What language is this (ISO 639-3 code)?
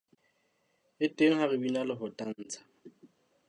sot